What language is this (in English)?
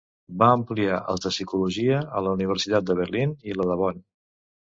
Catalan